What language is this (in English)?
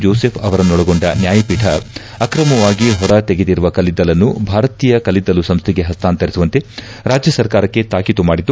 Kannada